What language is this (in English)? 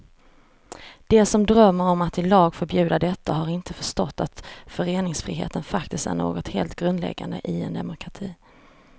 Swedish